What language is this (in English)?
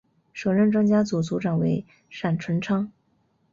Chinese